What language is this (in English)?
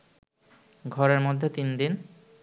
Bangla